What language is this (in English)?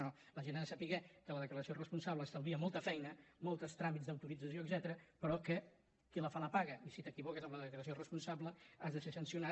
Catalan